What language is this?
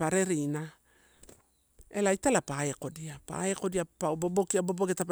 Torau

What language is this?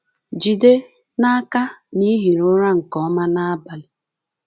Igbo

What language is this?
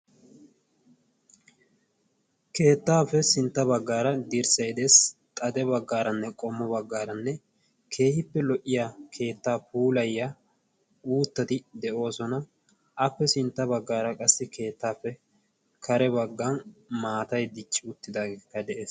Wolaytta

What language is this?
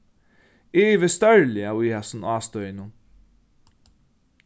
Faroese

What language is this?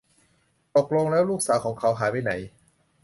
Thai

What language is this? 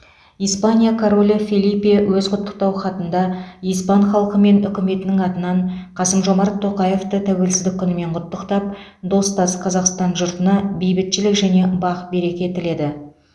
Kazakh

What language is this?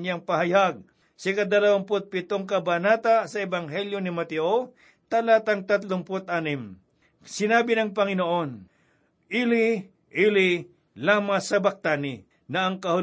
Filipino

